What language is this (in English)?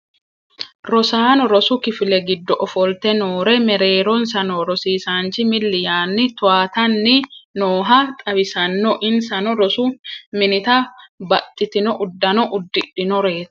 Sidamo